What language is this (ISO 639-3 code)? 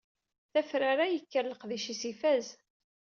kab